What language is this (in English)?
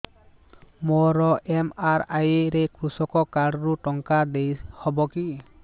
Odia